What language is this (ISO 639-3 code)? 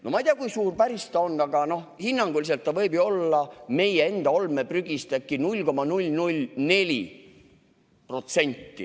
est